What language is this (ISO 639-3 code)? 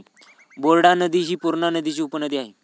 mar